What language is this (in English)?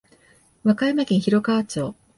Japanese